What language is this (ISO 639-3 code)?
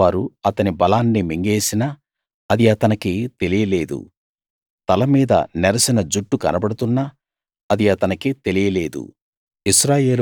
tel